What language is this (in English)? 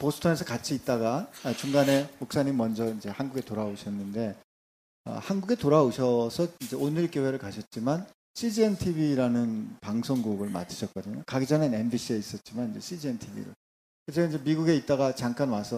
Korean